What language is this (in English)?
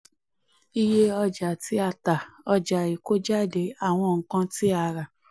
Yoruba